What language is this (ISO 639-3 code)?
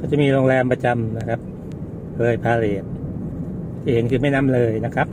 tha